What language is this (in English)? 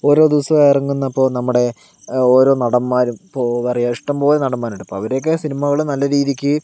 Malayalam